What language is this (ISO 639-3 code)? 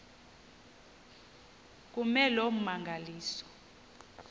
xho